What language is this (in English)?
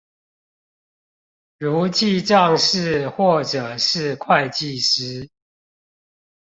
Chinese